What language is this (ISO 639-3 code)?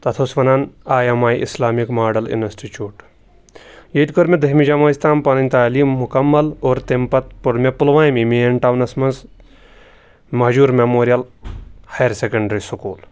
kas